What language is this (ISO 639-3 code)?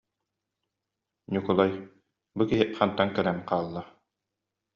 sah